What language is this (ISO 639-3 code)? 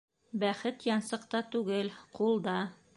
bak